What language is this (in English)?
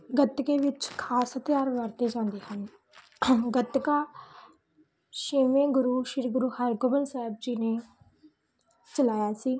Punjabi